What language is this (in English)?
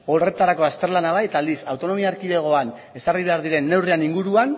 Basque